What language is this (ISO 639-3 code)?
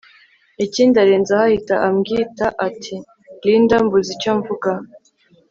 kin